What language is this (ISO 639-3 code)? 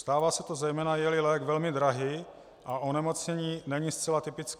ces